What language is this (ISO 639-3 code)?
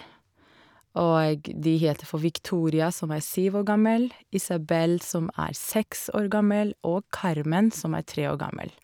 nor